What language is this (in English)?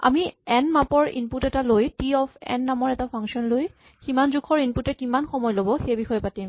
Assamese